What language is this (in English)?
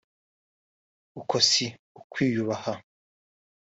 Kinyarwanda